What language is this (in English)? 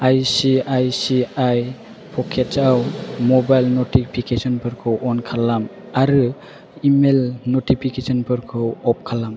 Bodo